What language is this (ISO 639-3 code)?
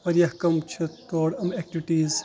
kas